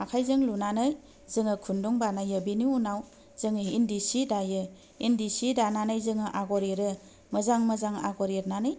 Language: Bodo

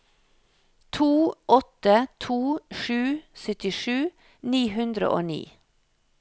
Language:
Norwegian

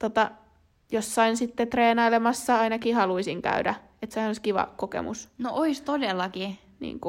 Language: Finnish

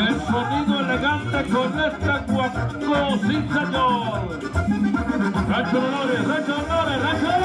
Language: Spanish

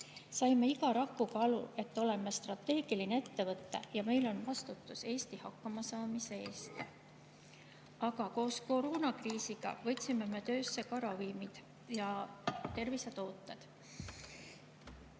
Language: Estonian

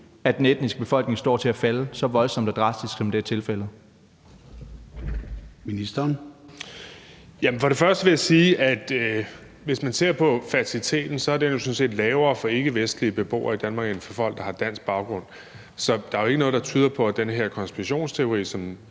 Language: Danish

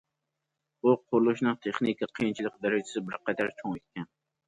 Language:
Uyghur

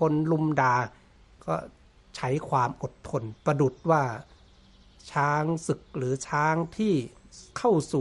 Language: Thai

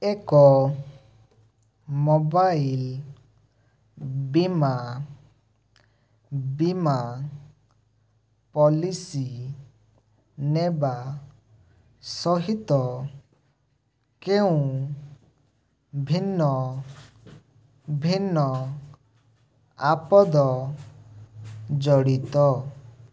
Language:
Odia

